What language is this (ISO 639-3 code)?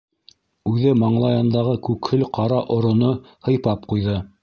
bak